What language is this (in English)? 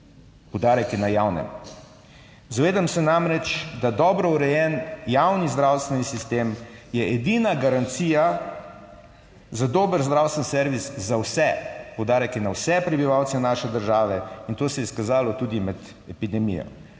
Slovenian